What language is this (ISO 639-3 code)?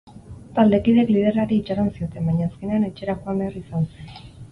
eus